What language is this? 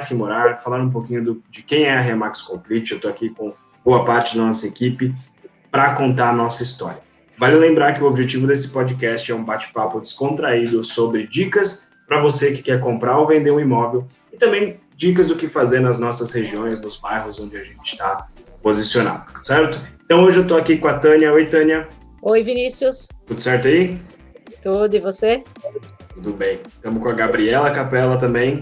Portuguese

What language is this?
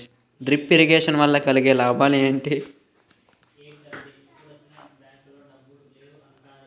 Telugu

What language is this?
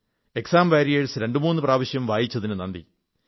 Malayalam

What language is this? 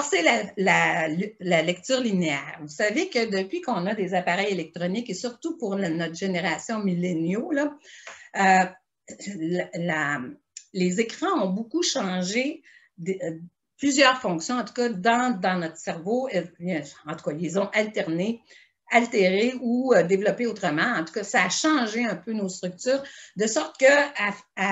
French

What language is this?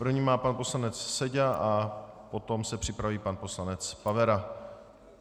Czech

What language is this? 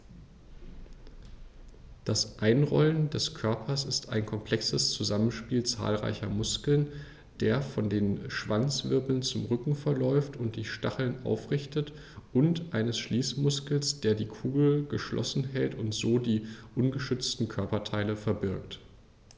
German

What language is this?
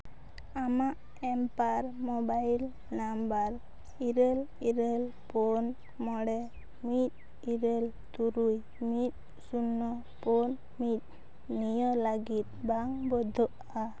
Santali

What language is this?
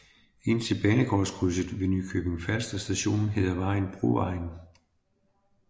Danish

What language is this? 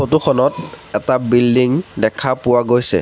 Assamese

